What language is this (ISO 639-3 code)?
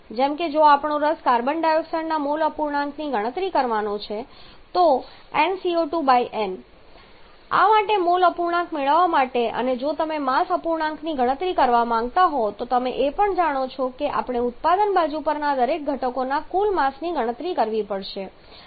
guj